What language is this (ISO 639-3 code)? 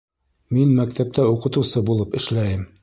bak